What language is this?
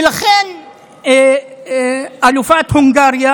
Hebrew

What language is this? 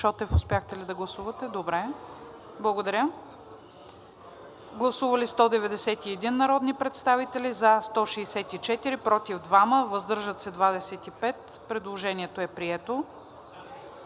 Bulgarian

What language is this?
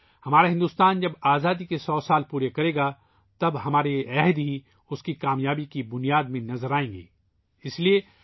Urdu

